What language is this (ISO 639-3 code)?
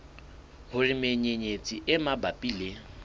sot